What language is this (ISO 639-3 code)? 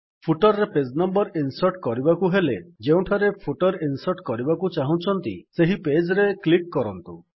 ori